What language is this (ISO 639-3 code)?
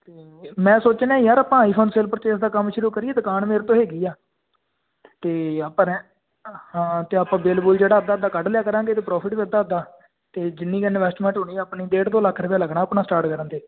pan